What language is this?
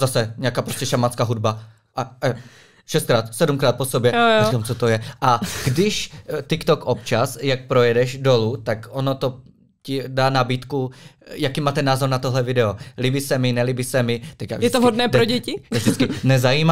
Czech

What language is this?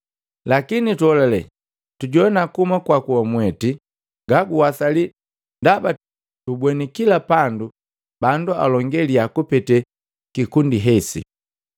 Matengo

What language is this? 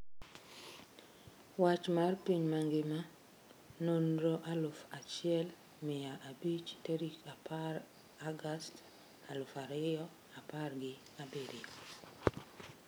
Luo (Kenya and Tanzania)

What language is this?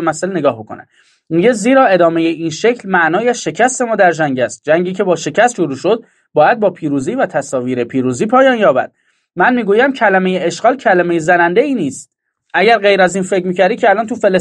Persian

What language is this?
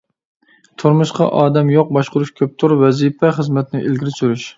Uyghur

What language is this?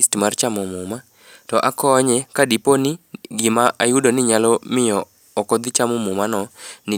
Luo (Kenya and Tanzania)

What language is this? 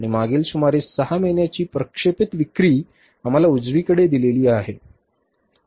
Marathi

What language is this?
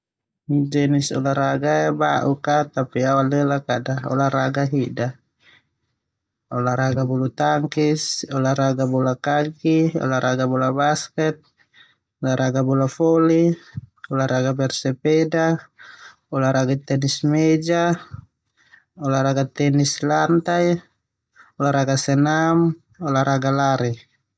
Termanu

